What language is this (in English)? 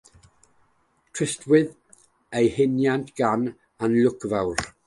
Welsh